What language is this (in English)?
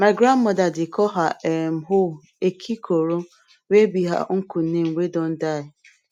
Nigerian Pidgin